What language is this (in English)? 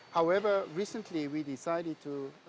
Indonesian